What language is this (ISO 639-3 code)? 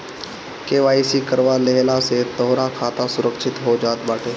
bho